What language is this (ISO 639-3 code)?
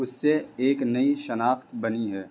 urd